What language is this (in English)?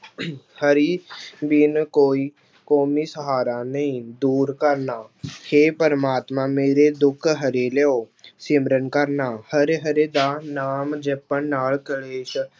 Punjabi